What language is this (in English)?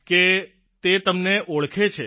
Gujarati